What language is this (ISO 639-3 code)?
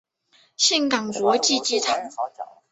zho